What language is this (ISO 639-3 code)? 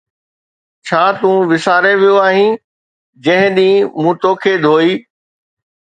snd